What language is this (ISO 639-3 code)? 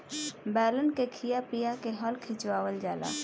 bho